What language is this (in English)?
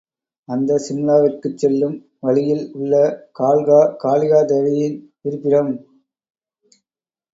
Tamil